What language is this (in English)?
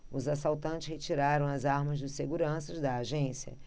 Portuguese